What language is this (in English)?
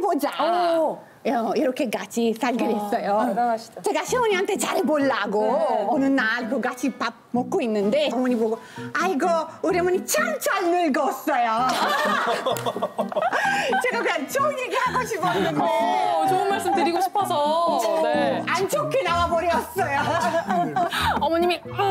Korean